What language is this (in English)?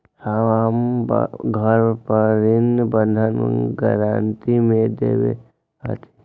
Magahi